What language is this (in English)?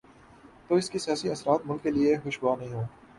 Urdu